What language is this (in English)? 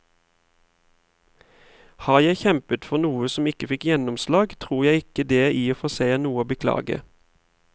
Norwegian